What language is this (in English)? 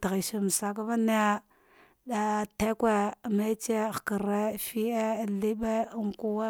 Dghwede